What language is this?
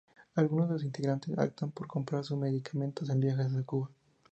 Spanish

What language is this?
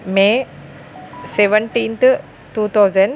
Telugu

